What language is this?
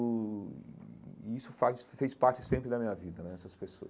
Portuguese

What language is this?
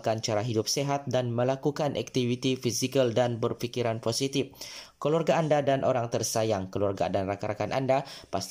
Malay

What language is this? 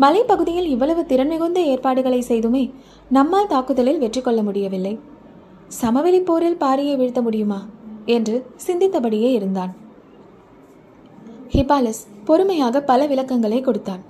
Tamil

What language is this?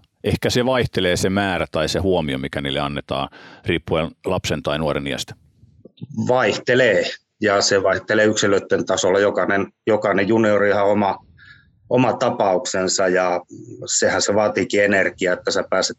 Finnish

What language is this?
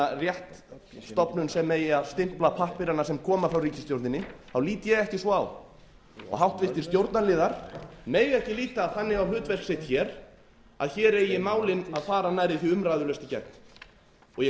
Icelandic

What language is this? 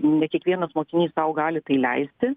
Lithuanian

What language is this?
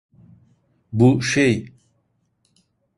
Turkish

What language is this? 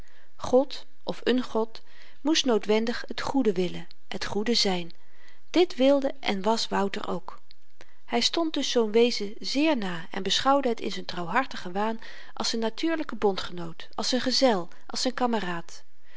Dutch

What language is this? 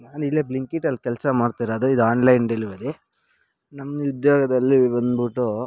Kannada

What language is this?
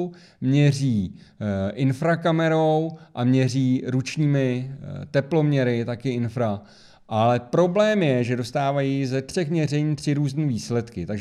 Czech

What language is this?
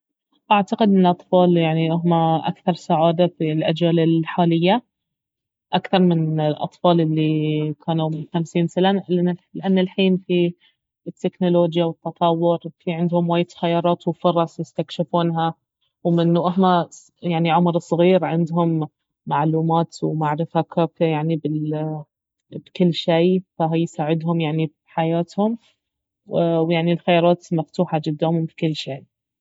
Baharna Arabic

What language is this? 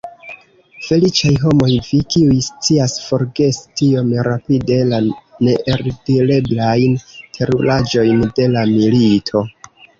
Esperanto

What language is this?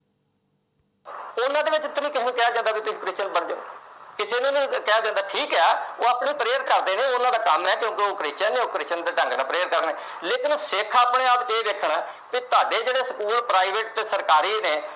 Punjabi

